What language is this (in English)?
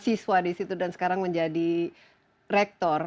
Indonesian